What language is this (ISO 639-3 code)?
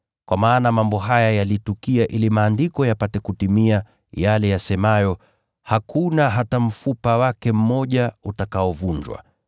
swa